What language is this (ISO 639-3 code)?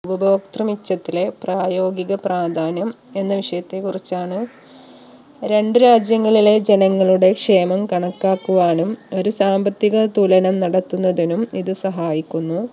mal